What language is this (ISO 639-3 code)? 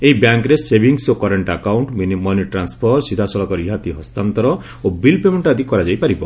ori